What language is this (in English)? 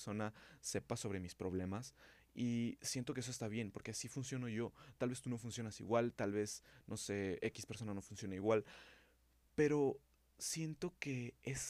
Spanish